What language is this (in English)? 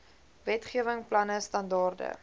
Afrikaans